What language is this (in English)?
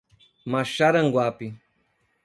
Portuguese